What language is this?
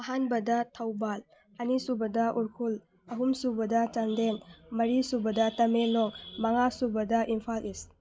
Manipuri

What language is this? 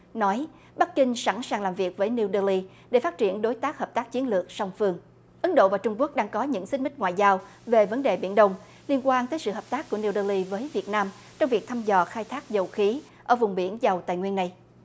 Vietnamese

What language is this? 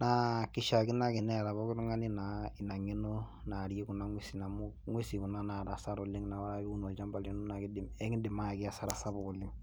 Masai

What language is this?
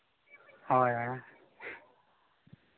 Santali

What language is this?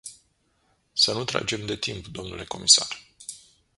Romanian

